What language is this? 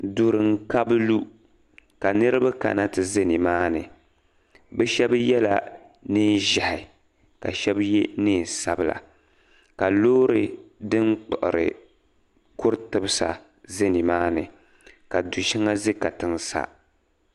Dagbani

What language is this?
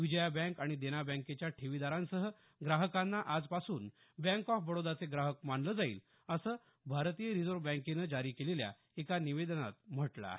Marathi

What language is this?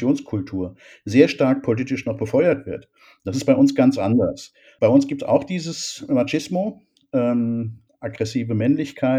German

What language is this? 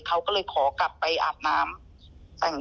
Thai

